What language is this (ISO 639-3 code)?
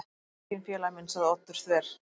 isl